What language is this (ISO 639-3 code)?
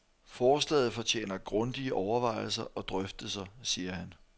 dan